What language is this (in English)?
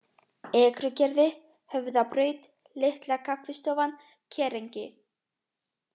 Icelandic